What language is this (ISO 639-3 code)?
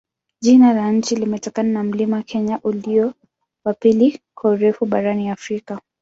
swa